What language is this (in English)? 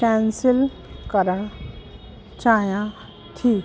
Sindhi